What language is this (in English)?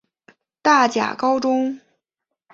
Chinese